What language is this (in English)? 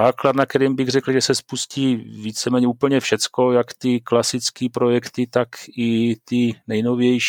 Czech